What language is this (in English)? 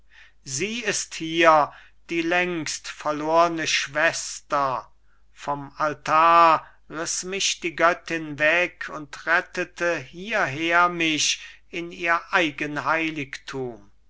German